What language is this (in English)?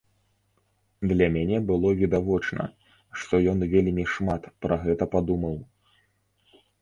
Belarusian